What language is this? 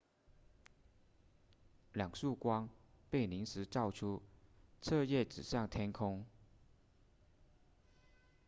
Chinese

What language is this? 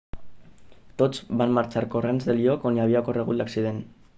Catalan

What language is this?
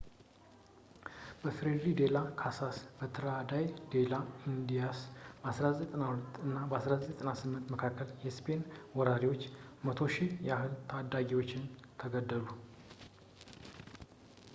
Amharic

